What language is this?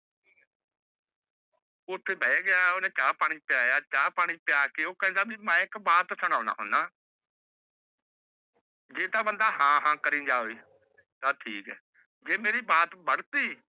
Punjabi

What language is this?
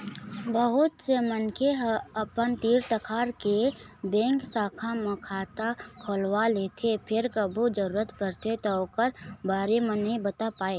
Chhattisgarhi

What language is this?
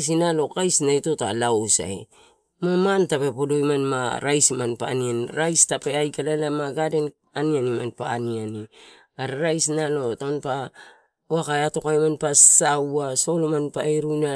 Torau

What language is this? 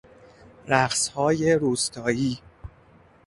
Persian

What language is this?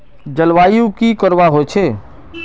Magahi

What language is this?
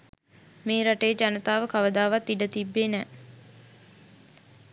Sinhala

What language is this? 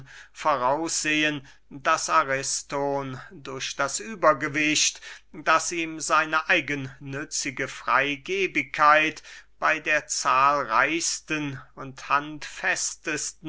German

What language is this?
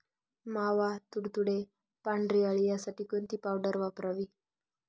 Marathi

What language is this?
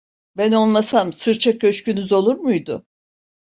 Turkish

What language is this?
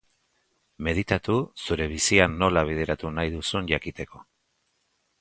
Basque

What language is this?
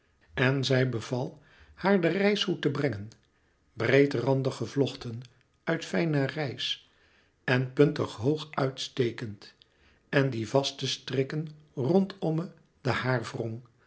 Dutch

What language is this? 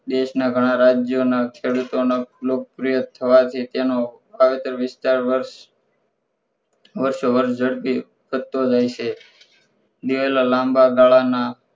Gujarati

